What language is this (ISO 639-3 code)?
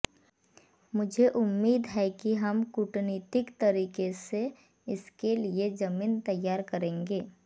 hin